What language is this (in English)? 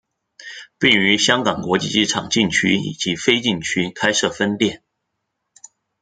Chinese